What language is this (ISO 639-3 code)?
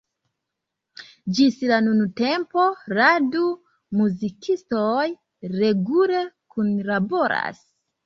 epo